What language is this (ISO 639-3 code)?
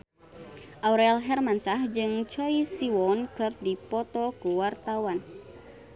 sun